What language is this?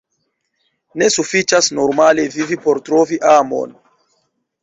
Esperanto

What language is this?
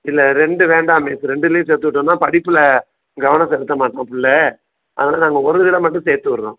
Tamil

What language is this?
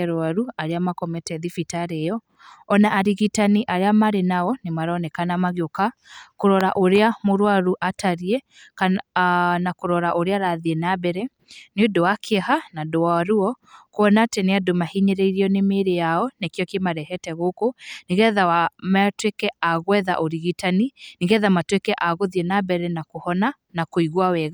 Kikuyu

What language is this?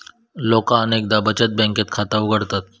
Marathi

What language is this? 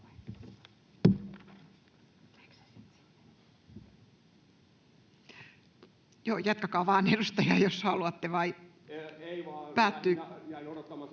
Finnish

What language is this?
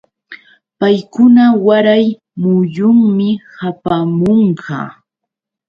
Yauyos Quechua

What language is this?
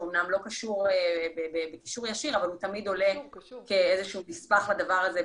Hebrew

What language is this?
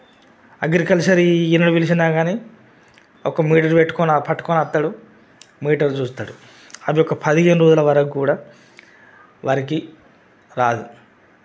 Telugu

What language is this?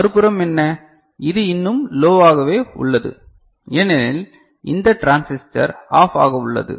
Tamil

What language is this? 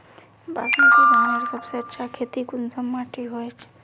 Magahi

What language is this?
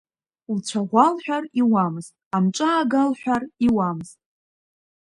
Abkhazian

